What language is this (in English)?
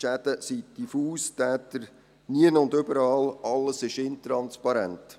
Swiss German